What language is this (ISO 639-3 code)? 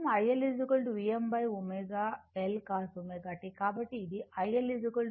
tel